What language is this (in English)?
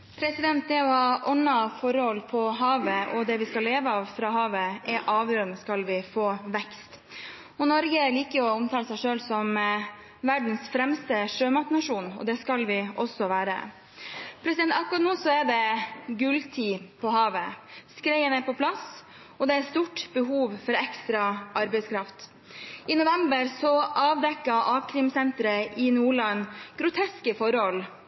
Norwegian